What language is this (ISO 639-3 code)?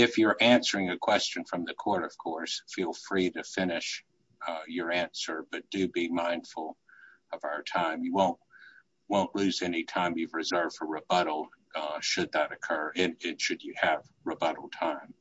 eng